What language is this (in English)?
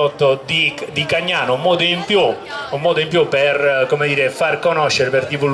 Italian